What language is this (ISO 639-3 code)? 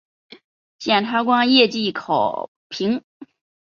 zho